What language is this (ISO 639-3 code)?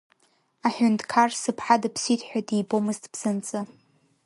abk